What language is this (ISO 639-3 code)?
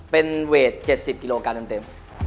tha